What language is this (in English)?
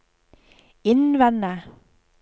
Norwegian